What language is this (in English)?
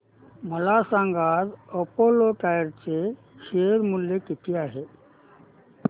Marathi